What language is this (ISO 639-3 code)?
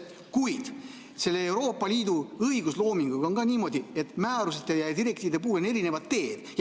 est